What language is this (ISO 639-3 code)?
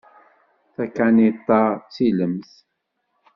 kab